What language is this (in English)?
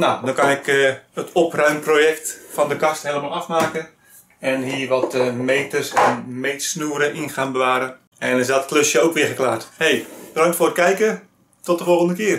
Dutch